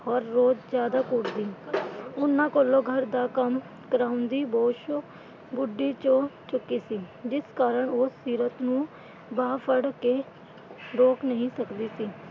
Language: Punjabi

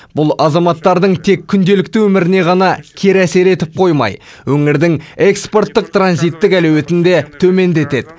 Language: Kazakh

